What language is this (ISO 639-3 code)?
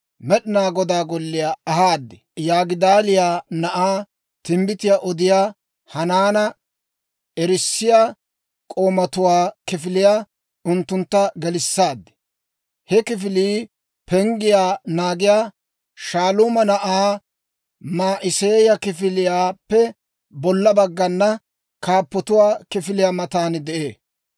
dwr